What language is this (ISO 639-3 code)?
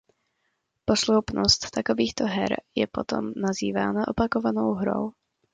ces